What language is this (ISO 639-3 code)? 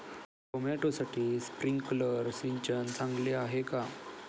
mar